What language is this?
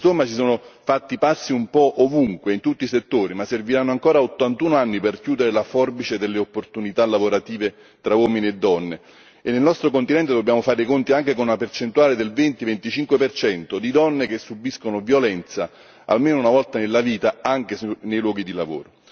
Italian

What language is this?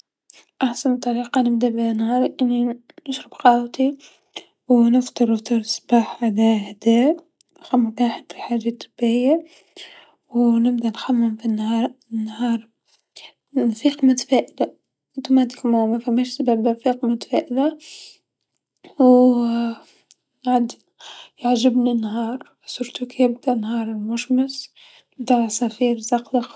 Tunisian Arabic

